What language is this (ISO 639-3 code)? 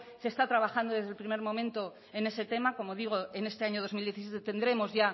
spa